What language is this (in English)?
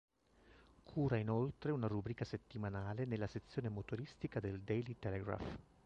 Italian